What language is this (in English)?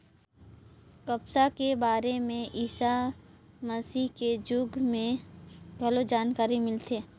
Chhattisgarhi